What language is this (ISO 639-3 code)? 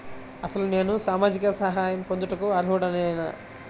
tel